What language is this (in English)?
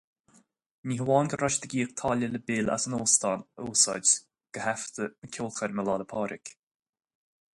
Irish